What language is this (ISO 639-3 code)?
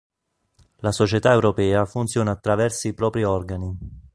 ita